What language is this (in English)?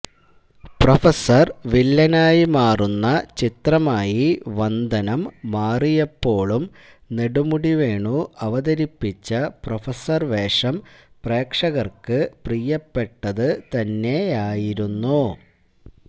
Malayalam